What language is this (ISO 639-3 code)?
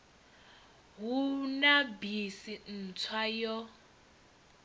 ven